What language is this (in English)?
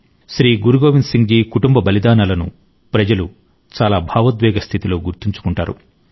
Telugu